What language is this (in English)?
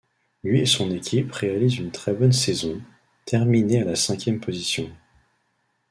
French